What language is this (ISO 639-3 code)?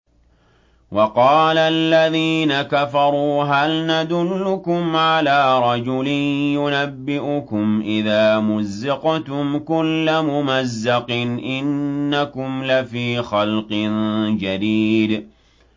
ara